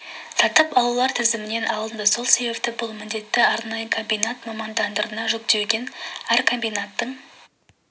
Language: Kazakh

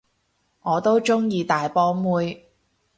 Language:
Cantonese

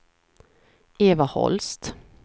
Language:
Swedish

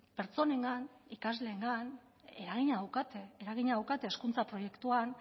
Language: Basque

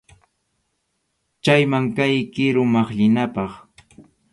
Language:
Arequipa-La Unión Quechua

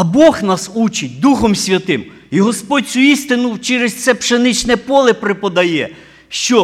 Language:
Ukrainian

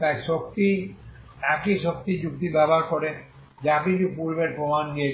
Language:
Bangla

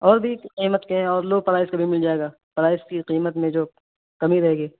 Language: Urdu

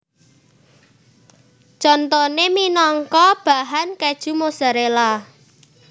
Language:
Javanese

